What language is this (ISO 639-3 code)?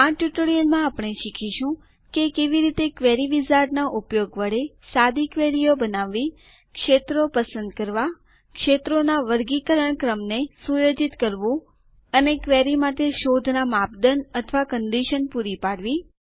guj